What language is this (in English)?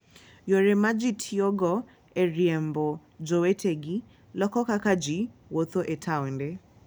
Luo (Kenya and Tanzania)